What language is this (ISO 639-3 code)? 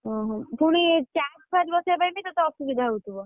ori